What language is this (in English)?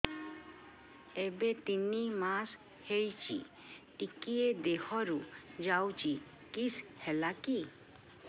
Odia